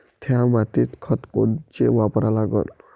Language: Marathi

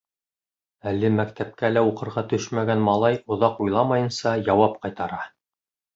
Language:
Bashkir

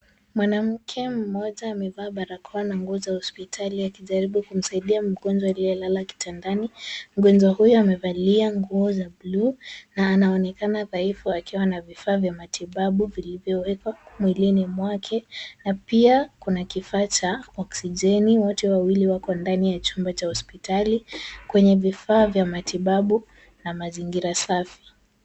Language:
Swahili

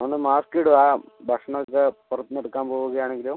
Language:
Malayalam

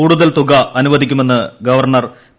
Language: Malayalam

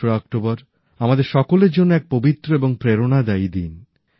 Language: Bangla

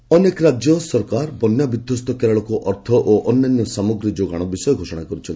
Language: Odia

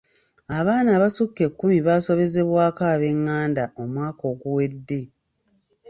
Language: Ganda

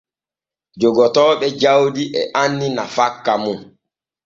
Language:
Borgu Fulfulde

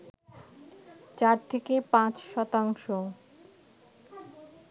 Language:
Bangla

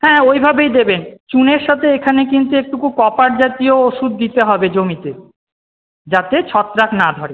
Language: Bangla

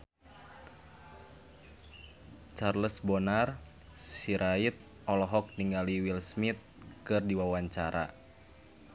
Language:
Sundanese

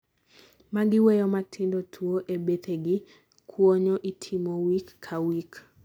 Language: Luo (Kenya and Tanzania)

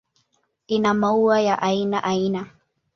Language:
Swahili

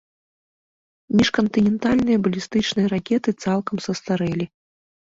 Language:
Belarusian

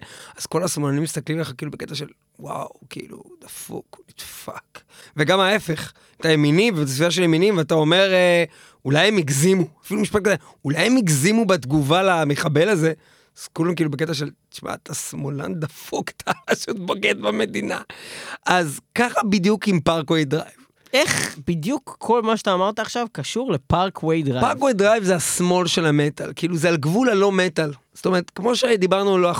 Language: Hebrew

